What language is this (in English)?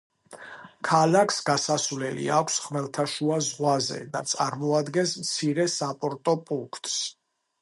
Georgian